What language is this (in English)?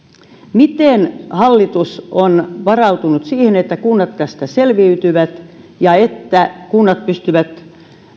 Finnish